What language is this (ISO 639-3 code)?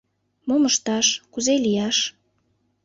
chm